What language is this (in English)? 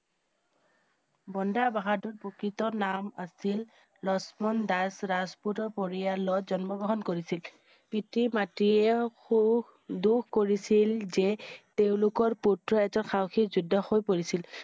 Assamese